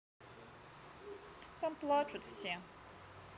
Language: Russian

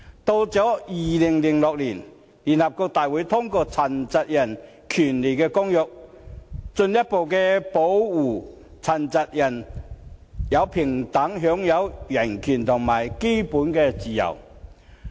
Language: Cantonese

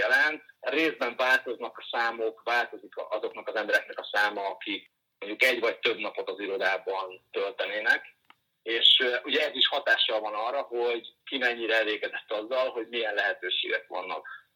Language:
Hungarian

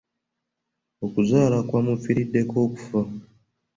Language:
Ganda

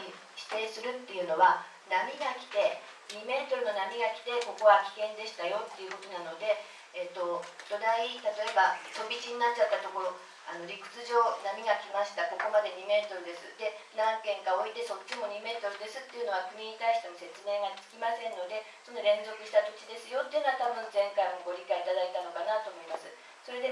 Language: Japanese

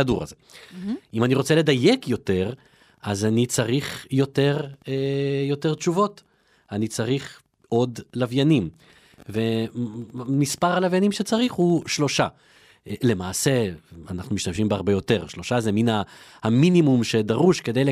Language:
Hebrew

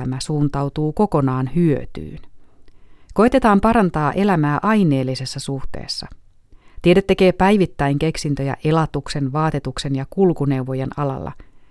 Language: Finnish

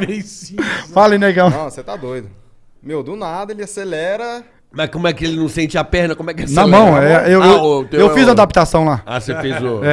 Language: Portuguese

